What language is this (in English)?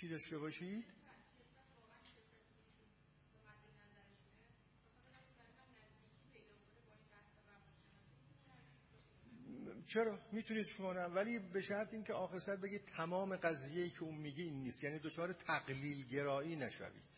Persian